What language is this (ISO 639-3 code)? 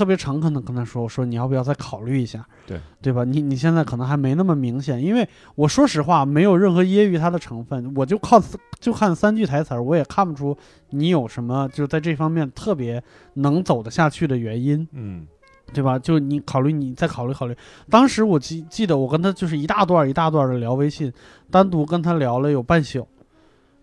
zho